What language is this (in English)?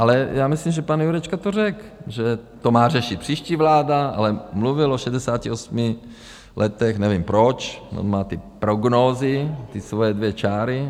Czech